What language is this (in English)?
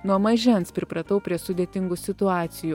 Lithuanian